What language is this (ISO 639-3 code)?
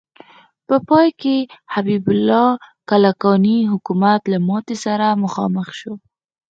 pus